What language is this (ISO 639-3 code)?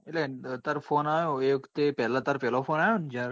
guj